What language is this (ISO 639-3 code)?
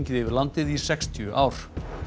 isl